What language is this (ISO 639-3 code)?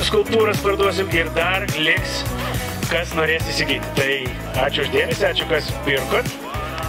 ron